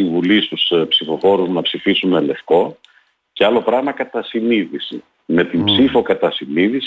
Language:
Greek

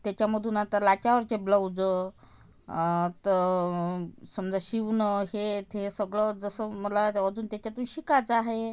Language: Marathi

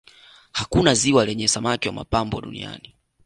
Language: Swahili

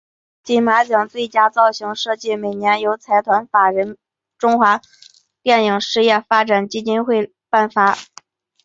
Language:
Chinese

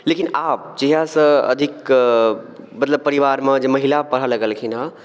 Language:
Maithili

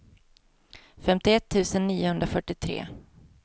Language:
Swedish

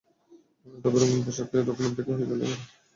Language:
Bangla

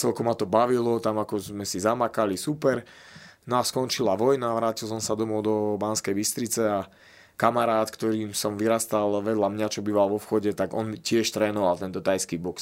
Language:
Slovak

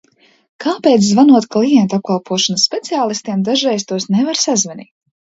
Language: Latvian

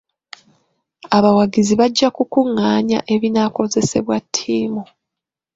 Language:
Ganda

